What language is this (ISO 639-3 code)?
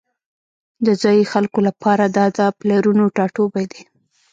pus